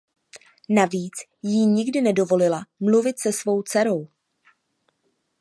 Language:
Czech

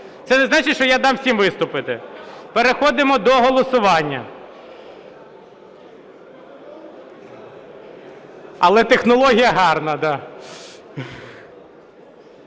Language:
Ukrainian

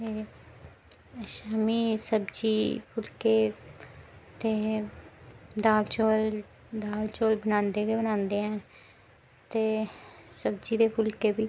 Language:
Dogri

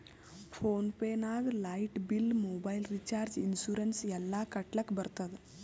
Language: Kannada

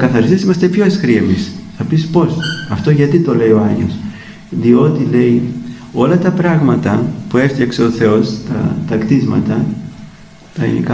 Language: Greek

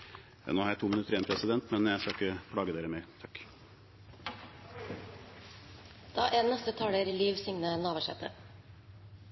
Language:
Norwegian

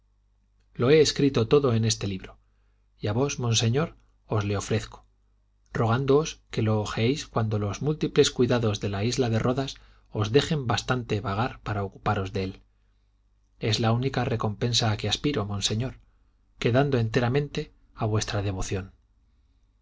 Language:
Spanish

